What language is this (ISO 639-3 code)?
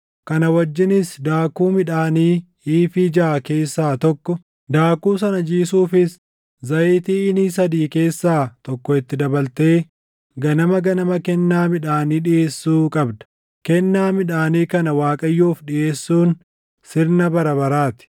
orm